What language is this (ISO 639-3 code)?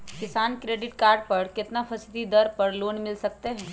mag